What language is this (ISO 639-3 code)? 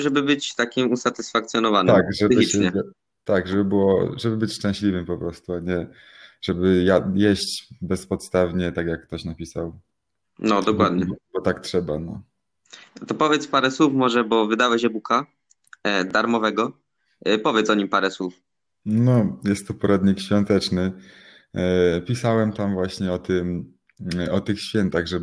pol